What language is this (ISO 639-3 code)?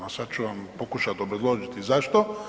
hrv